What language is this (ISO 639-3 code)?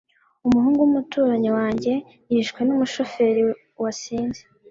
kin